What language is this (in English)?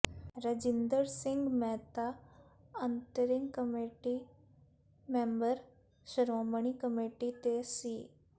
Punjabi